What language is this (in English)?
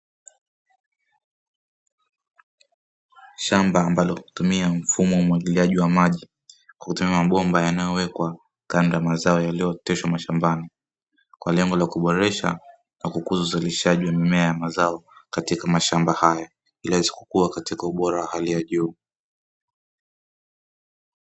Swahili